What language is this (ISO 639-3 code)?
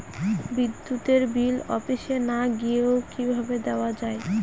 ben